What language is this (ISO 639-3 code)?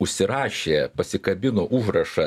lit